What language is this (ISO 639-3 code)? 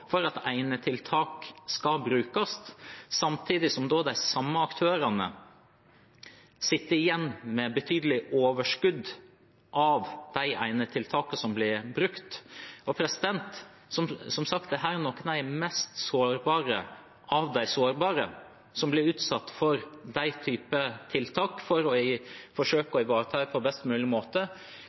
nob